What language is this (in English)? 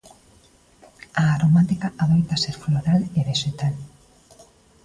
Galician